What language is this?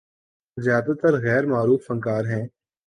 Urdu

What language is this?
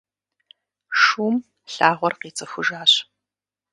Kabardian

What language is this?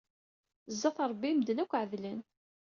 Kabyle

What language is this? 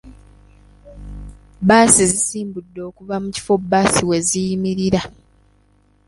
Ganda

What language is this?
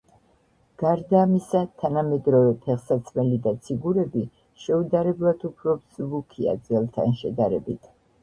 Georgian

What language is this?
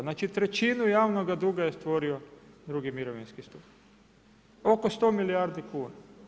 Croatian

